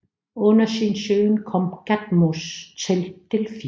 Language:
Danish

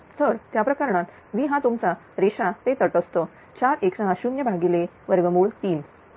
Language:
Marathi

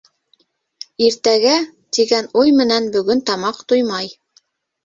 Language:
Bashkir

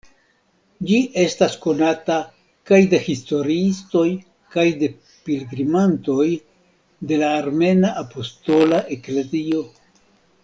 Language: Esperanto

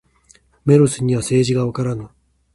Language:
Japanese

